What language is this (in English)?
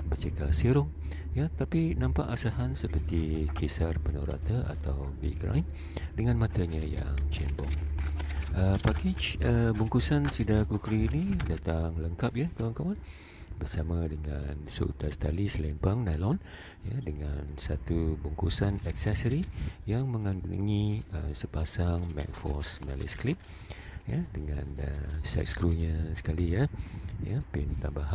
Malay